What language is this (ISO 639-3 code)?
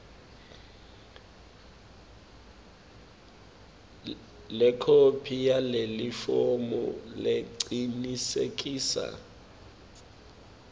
ssw